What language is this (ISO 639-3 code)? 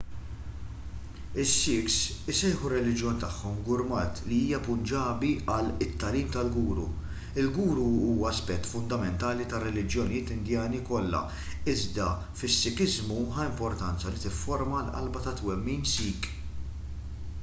mlt